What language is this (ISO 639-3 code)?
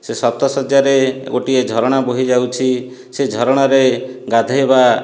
ori